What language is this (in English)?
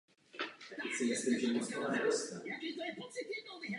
Czech